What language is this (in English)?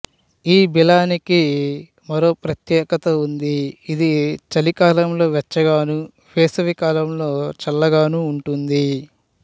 Telugu